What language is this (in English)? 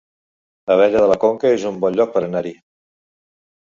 Catalan